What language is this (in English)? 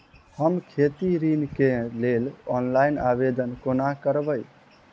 Maithili